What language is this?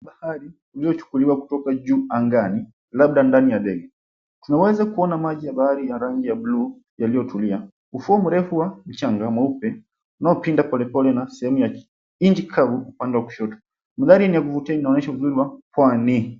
Swahili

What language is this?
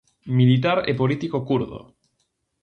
Galician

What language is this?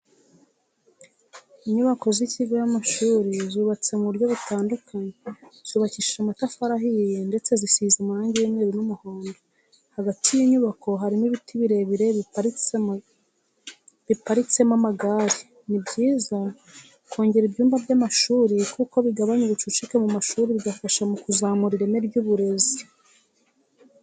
Kinyarwanda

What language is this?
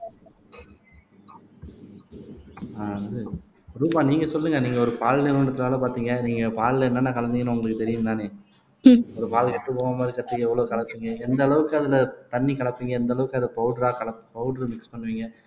Tamil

